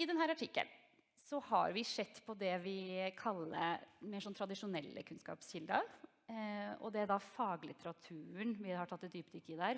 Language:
Norwegian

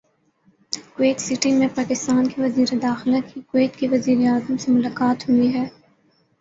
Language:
Urdu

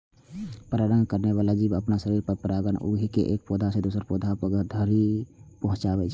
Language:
Maithili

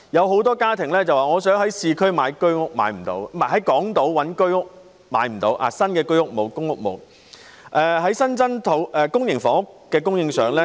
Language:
Cantonese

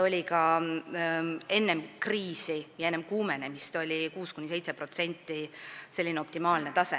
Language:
Estonian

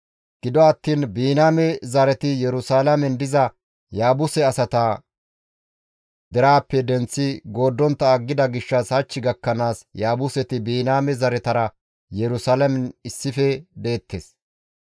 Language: Gamo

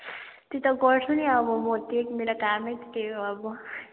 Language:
Nepali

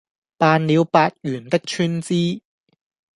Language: Cantonese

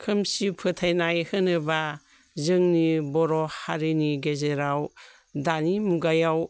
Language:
Bodo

